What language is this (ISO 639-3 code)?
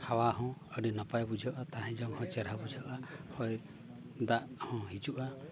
sat